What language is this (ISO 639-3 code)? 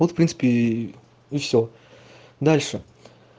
rus